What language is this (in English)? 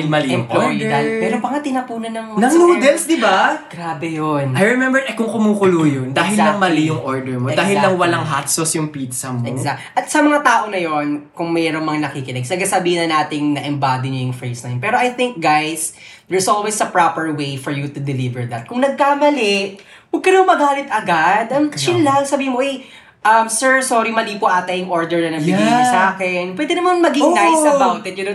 Filipino